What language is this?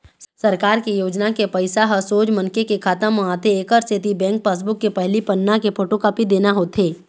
Chhattisgarhi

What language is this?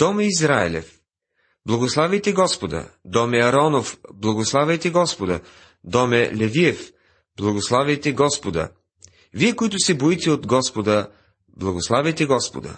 Bulgarian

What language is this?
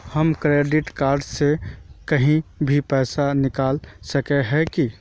Magahi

